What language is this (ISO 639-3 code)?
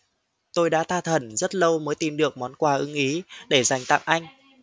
vie